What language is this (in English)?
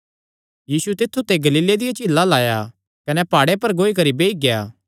Kangri